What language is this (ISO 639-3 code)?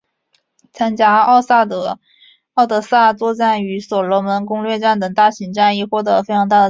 zho